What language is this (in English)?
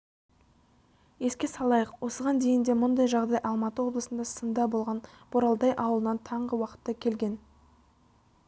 Kazakh